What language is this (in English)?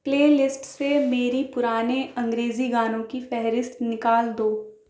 Urdu